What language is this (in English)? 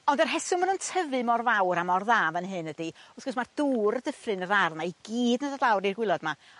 Welsh